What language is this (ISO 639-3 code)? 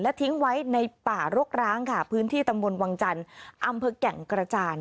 tha